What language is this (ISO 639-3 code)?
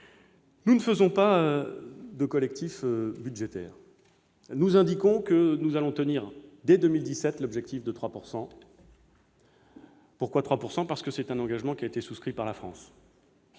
fra